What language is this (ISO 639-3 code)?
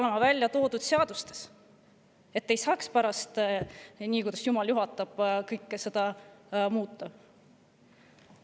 est